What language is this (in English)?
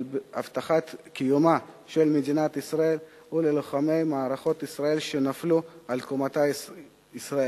Hebrew